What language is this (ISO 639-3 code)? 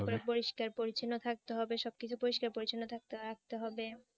ben